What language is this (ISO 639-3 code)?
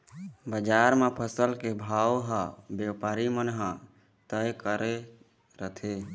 hne